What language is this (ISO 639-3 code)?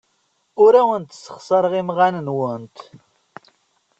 kab